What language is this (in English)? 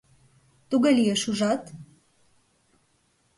Mari